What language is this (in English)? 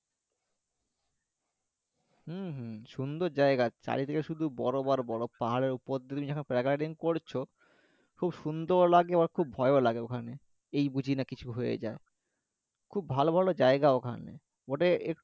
Bangla